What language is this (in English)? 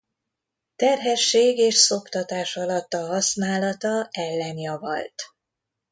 Hungarian